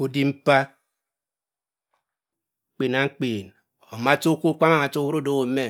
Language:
Cross River Mbembe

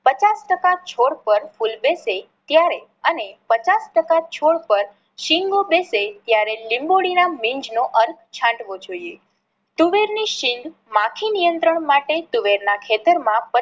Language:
Gujarati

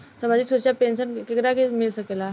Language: Bhojpuri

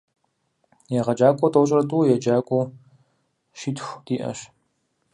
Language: Kabardian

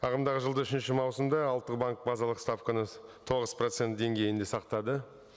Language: Kazakh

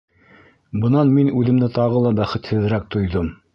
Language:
Bashkir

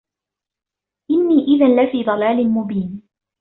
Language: Arabic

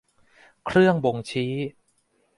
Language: Thai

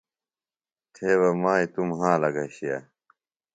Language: Phalura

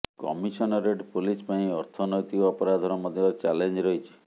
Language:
Odia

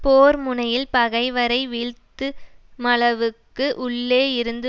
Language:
Tamil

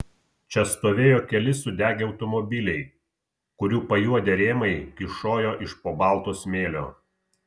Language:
Lithuanian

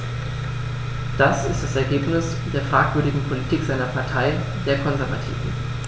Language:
German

